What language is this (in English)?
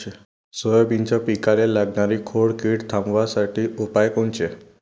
Marathi